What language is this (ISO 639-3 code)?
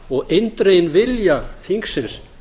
isl